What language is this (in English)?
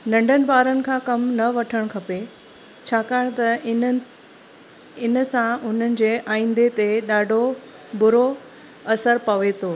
Sindhi